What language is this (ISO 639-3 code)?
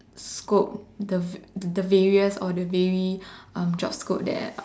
eng